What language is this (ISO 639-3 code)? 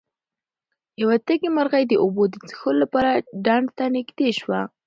pus